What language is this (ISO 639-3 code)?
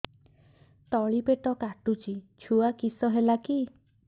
ori